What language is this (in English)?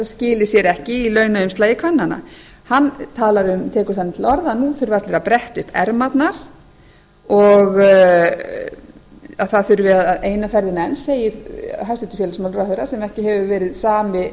Icelandic